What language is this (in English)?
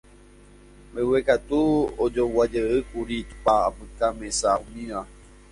Guarani